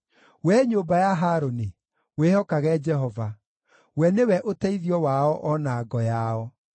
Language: Kikuyu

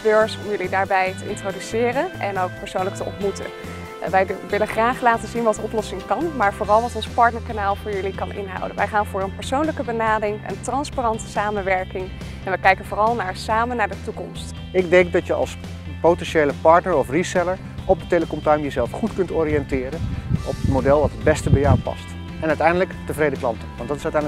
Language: Dutch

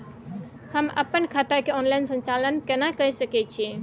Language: Maithili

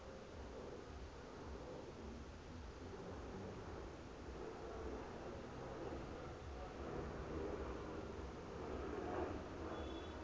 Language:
Southern Sotho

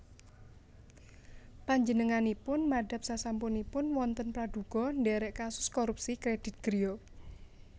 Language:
Javanese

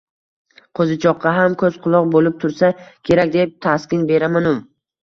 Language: Uzbek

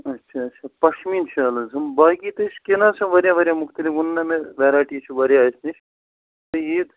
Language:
Kashmiri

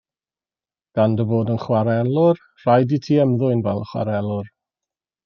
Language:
Welsh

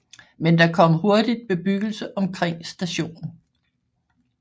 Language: Danish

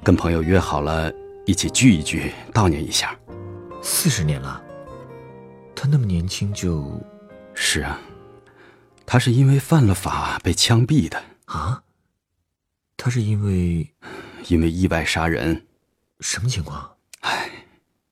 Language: Chinese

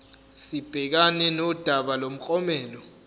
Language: Zulu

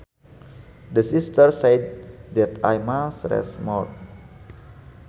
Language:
Sundanese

